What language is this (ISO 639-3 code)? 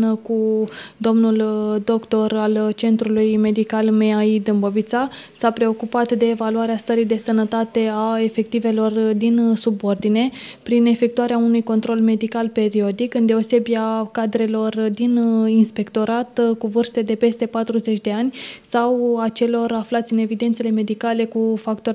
ron